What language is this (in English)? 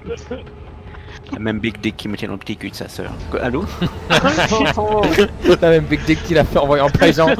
French